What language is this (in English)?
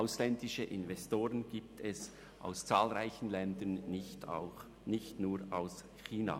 Swiss German